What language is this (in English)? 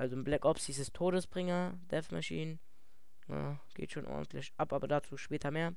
German